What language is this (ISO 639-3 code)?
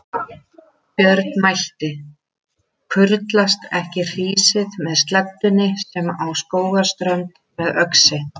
isl